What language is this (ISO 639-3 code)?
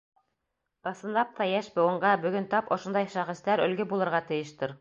bak